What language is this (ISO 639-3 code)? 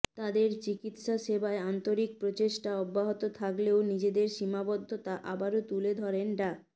ben